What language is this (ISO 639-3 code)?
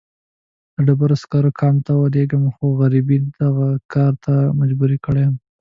pus